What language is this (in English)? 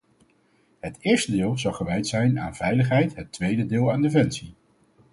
Dutch